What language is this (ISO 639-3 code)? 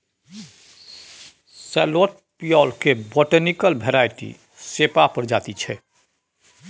mai